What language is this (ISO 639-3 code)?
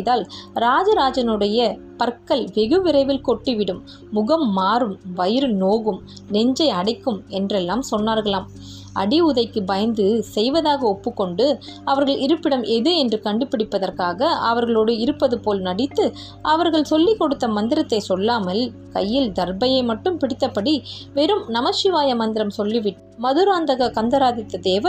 tam